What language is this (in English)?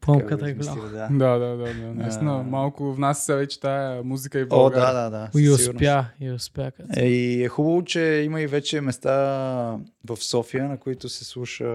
Bulgarian